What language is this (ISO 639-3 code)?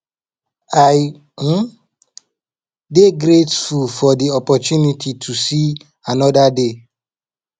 pcm